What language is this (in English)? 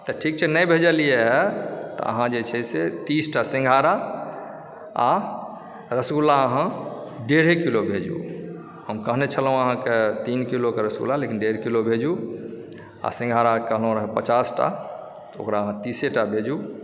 Maithili